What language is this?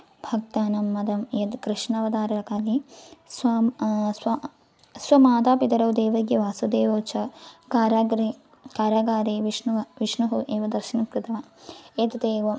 Sanskrit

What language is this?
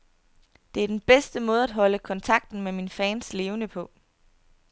Danish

